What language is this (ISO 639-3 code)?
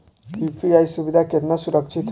bho